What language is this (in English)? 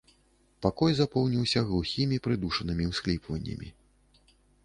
Belarusian